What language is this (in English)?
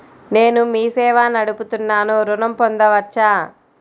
Telugu